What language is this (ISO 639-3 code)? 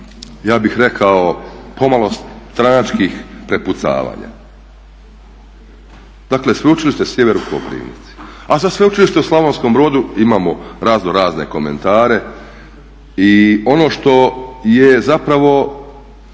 hrv